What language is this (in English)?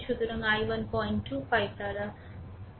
Bangla